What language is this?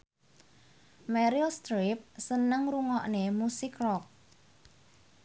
Javanese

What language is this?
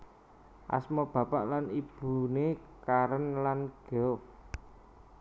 Javanese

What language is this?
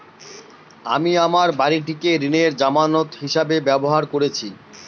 Bangla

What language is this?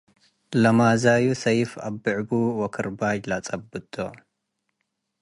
Tigre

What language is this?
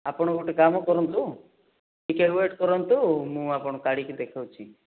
Odia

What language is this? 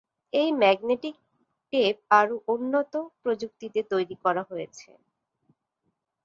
Bangla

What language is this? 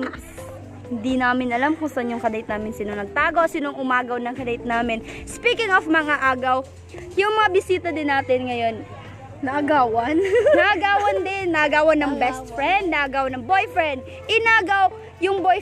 Filipino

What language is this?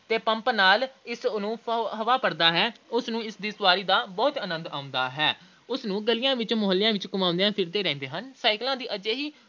Punjabi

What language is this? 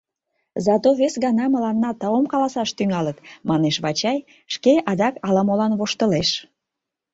Mari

